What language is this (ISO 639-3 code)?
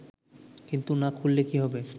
ben